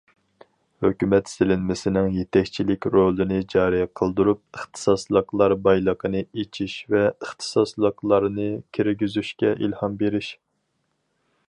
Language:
Uyghur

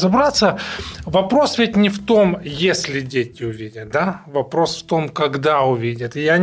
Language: Russian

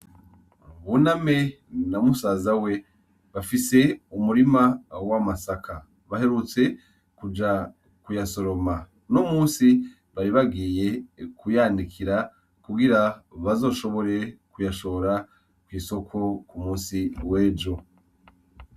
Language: Rundi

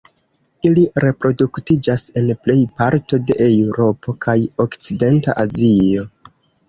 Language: Esperanto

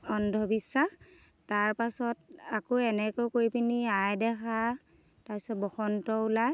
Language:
Assamese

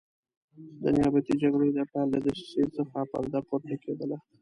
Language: Pashto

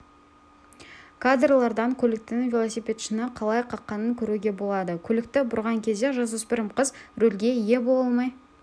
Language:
Kazakh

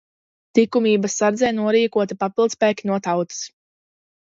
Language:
Latvian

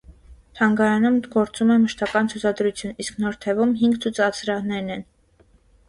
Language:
Armenian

